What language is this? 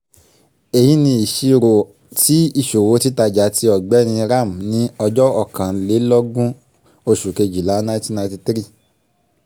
Yoruba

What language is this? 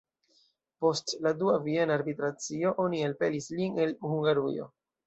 Esperanto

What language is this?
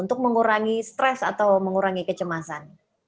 Indonesian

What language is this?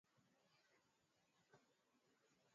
Swahili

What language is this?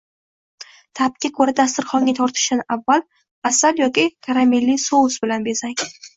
Uzbek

